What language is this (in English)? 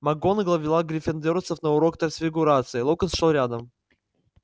Russian